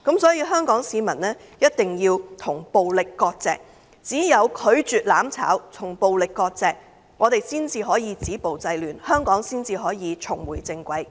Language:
Cantonese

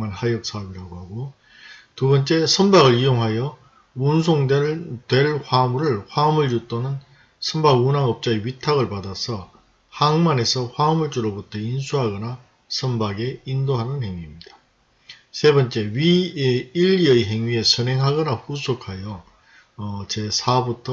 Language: Korean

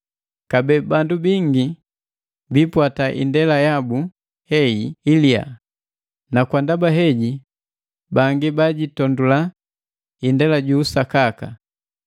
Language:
Matengo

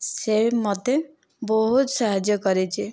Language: Odia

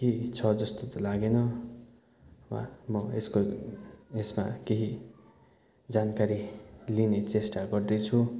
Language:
Nepali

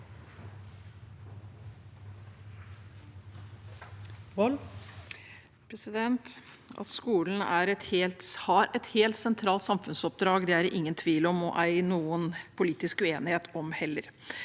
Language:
Norwegian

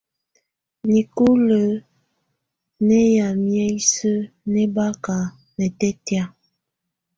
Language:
Tunen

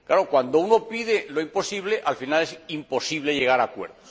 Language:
Spanish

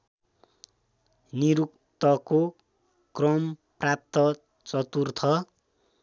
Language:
Nepali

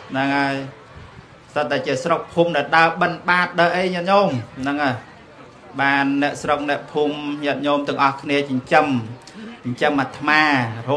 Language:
Vietnamese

